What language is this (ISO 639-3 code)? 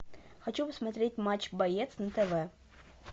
rus